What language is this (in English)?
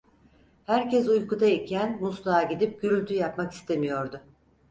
Turkish